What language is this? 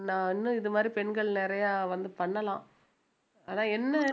Tamil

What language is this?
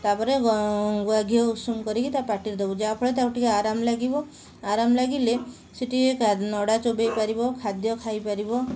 Odia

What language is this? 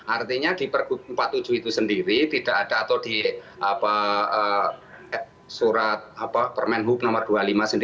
Indonesian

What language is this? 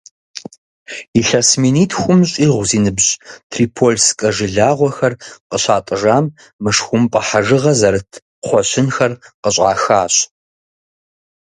Kabardian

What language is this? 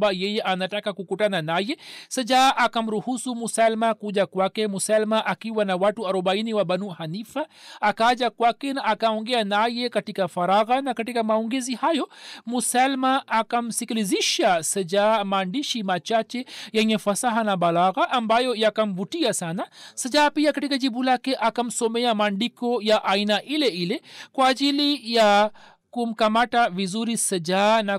Swahili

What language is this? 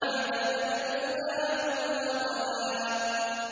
Arabic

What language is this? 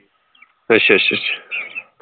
Punjabi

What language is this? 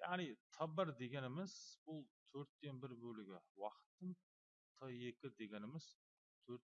Turkish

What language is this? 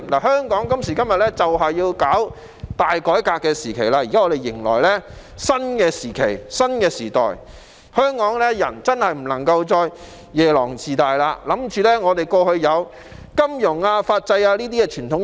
Cantonese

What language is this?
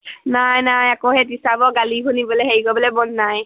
Assamese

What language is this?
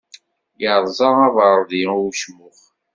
Kabyle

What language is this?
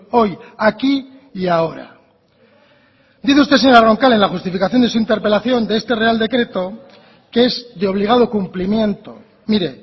Spanish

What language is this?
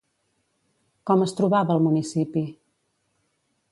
Catalan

